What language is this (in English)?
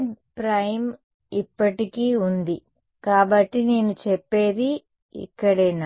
Telugu